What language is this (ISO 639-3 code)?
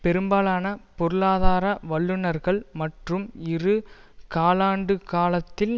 tam